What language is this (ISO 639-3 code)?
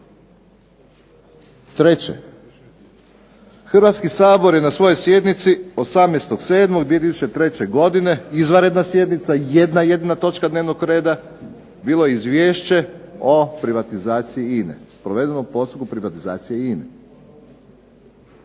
hrv